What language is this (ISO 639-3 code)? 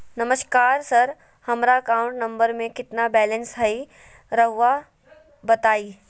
mag